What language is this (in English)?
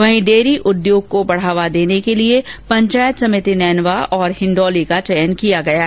Hindi